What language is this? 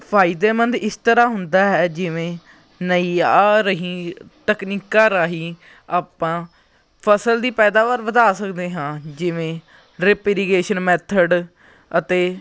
Punjabi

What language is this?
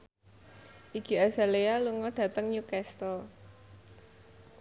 Javanese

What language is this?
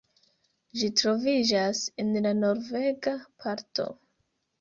Esperanto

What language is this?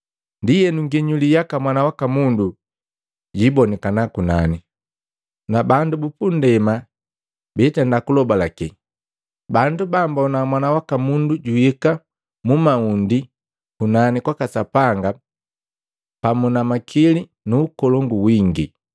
Matengo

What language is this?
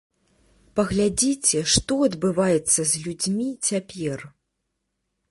Belarusian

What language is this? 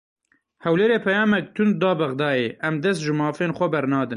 Kurdish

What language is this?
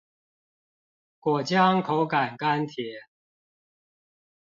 Chinese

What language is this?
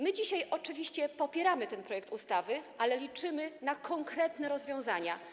Polish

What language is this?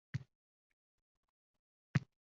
Uzbek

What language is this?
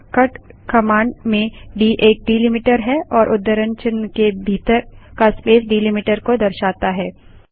Hindi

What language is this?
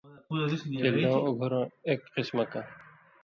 Indus Kohistani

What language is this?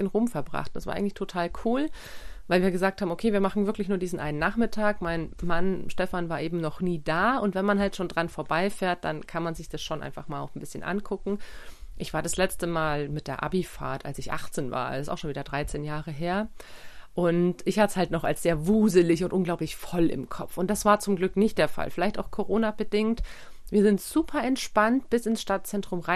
German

